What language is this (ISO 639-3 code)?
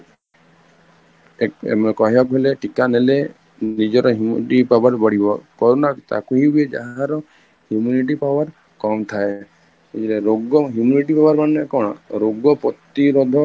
ori